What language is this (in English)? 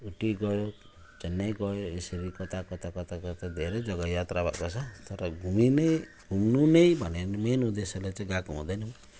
Nepali